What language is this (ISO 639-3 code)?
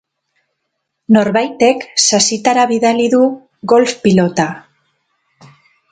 eus